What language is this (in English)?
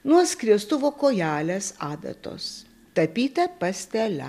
Lithuanian